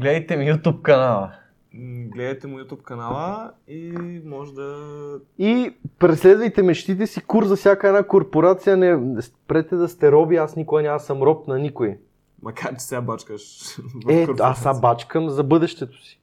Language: Bulgarian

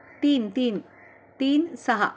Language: Marathi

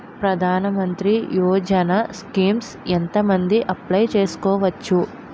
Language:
Telugu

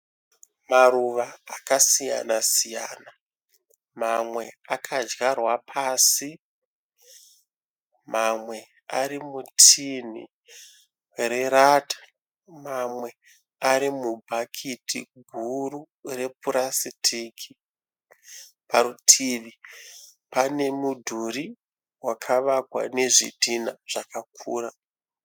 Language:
Shona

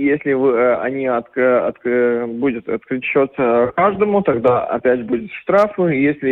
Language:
Russian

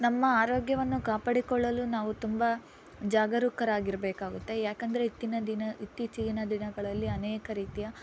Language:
Kannada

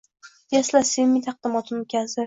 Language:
Uzbek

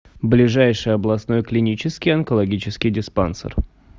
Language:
Russian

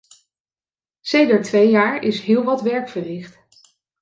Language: Dutch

